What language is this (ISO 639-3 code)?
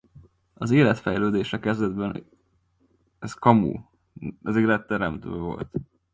hun